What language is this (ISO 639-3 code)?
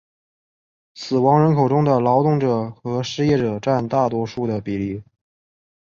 zho